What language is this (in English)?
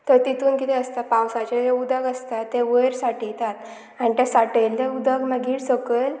Konkani